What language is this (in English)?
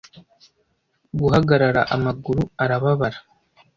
Kinyarwanda